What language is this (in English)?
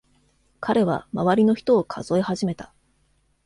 Japanese